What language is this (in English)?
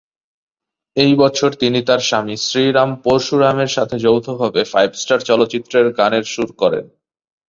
Bangla